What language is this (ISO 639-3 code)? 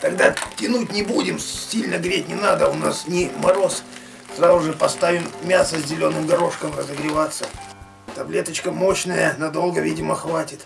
rus